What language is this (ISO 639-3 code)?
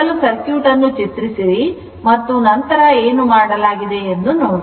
kan